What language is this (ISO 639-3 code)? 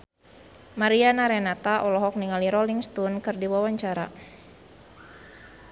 sun